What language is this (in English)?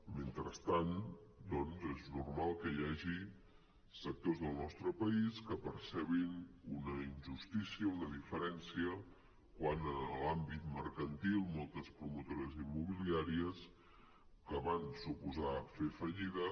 Catalan